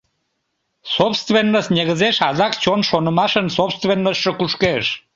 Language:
Mari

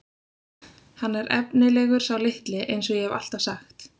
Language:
Icelandic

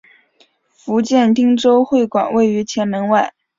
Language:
Chinese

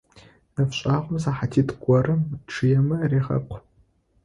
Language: Adyghe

